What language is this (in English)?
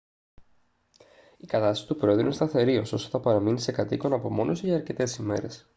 Greek